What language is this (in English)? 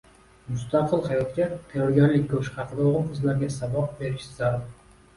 Uzbek